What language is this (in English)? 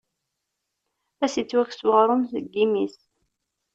Kabyle